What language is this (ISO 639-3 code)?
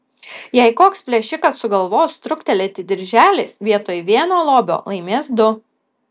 lit